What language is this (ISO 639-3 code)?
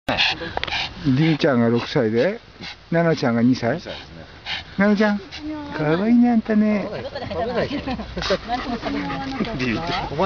jpn